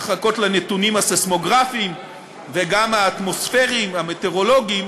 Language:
Hebrew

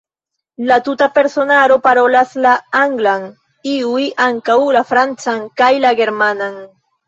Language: Esperanto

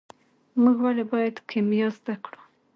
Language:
Pashto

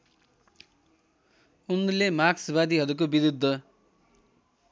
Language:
Nepali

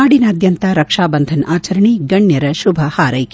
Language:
Kannada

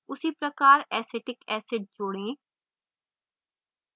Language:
Hindi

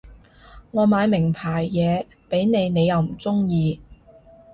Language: Cantonese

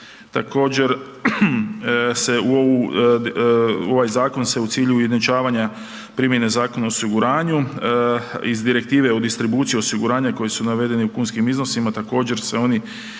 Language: Croatian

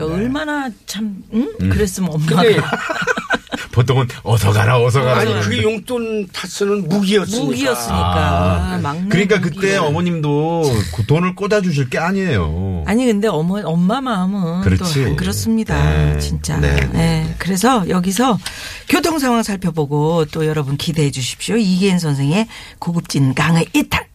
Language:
Korean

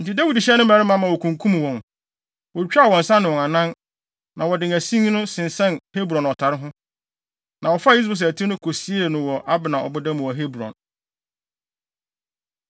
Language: Akan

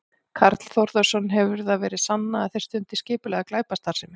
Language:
Icelandic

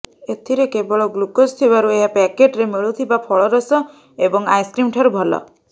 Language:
Odia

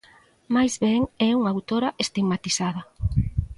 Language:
Galician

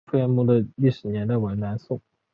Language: Chinese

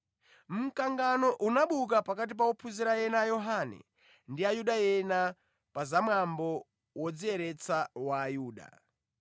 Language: Nyanja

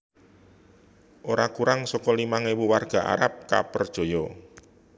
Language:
Javanese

